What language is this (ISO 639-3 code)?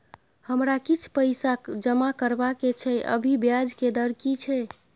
mai